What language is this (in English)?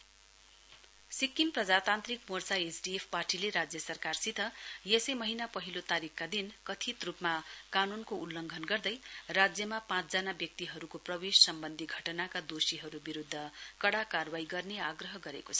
Nepali